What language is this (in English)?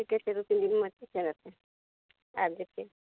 Maithili